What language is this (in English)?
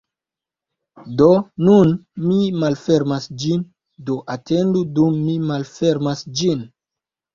Esperanto